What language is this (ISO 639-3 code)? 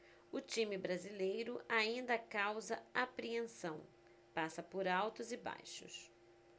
por